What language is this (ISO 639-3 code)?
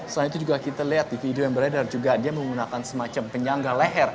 ind